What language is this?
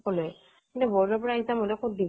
Assamese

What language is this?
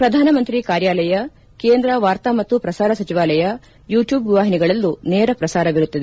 Kannada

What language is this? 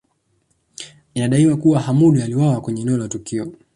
Swahili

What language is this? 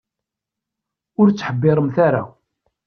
Kabyle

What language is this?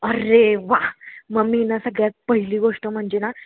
Marathi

